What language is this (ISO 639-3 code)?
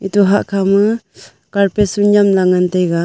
nnp